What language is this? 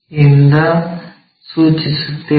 Kannada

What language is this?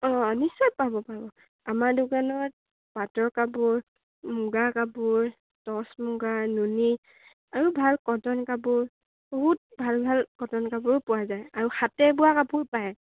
Assamese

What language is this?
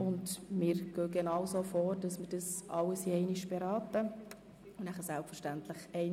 Swiss German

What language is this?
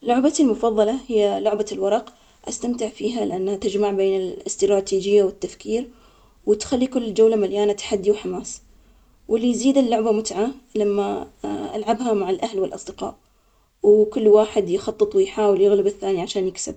Omani Arabic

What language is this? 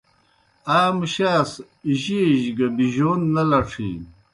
Kohistani Shina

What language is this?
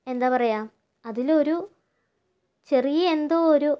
Malayalam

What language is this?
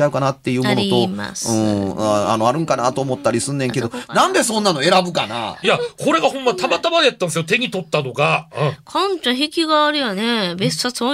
Japanese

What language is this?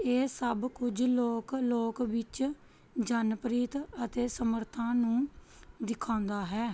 Punjabi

